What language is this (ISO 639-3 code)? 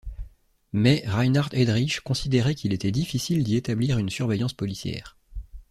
fra